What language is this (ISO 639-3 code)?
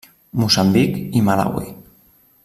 cat